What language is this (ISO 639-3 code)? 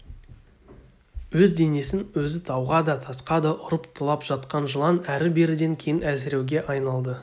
kaz